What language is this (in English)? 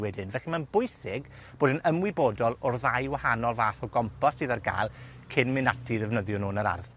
Welsh